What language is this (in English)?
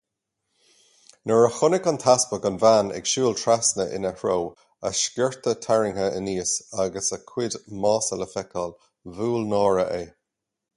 Irish